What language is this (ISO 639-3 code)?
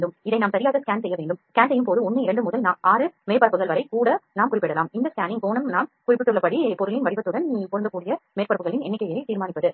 tam